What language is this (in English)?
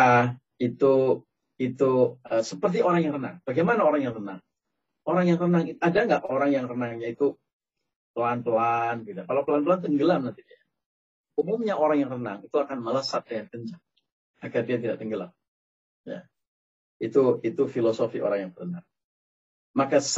Indonesian